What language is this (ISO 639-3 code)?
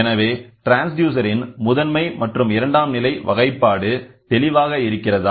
tam